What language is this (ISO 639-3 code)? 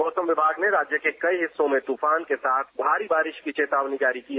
hin